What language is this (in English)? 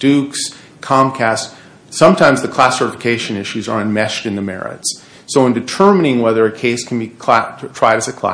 English